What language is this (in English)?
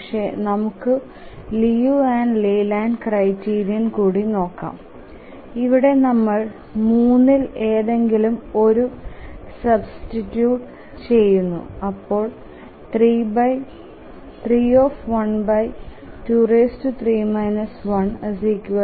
Malayalam